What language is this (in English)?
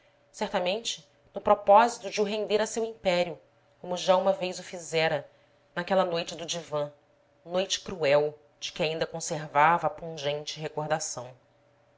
Portuguese